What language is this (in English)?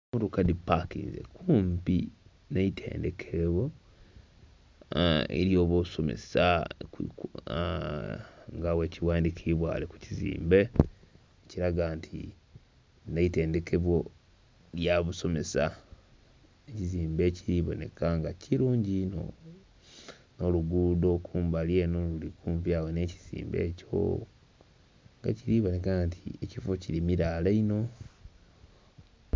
Soga